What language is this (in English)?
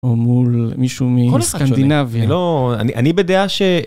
Hebrew